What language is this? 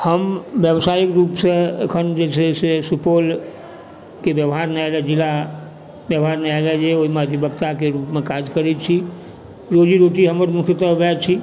Maithili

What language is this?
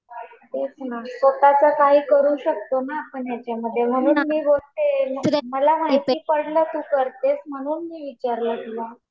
Marathi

